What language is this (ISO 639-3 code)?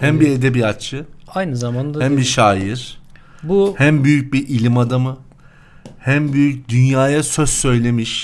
tur